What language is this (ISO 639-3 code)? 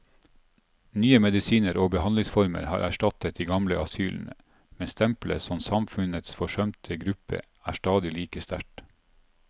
nor